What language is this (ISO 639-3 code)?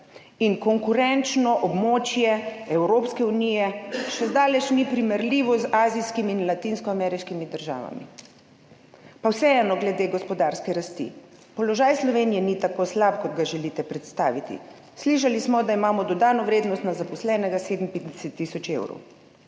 slv